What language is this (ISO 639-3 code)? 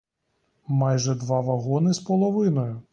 ukr